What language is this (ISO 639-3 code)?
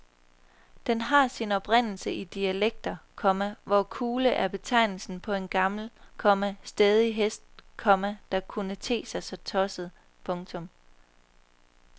dan